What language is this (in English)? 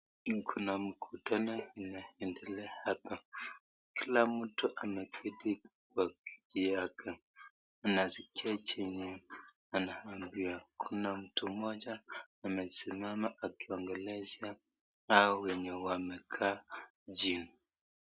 Swahili